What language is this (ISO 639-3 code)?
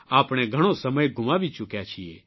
guj